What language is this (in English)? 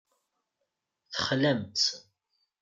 Kabyle